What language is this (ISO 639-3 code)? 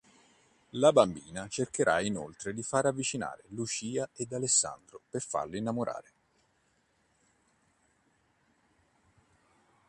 ita